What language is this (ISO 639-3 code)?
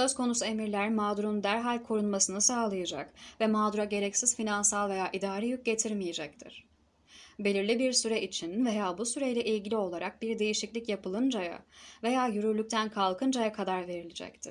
tur